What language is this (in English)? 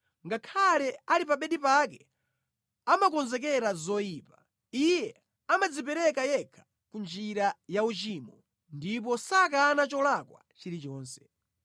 Nyanja